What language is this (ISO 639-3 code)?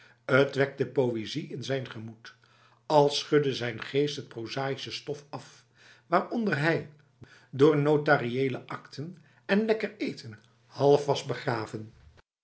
nld